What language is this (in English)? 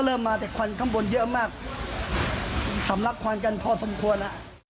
Thai